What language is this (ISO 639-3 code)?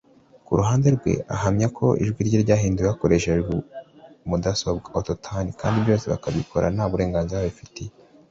kin